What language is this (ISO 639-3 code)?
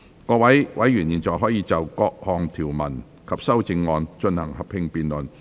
yue